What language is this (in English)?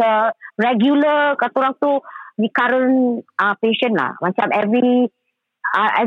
Malay